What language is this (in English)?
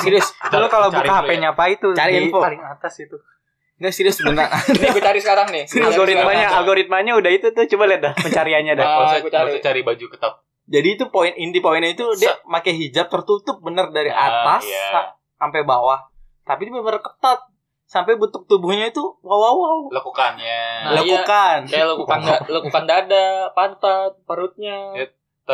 Indonesian